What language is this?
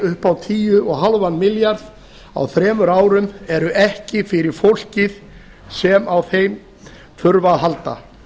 Icelandic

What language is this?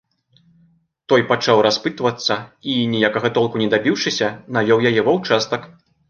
Belarusian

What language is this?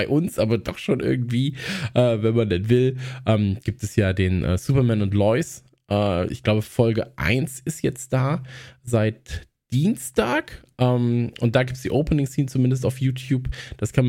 German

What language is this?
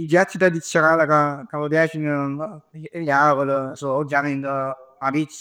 Neapolitan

